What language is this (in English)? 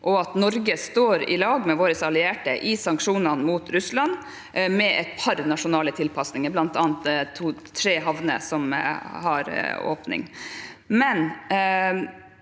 Norwegian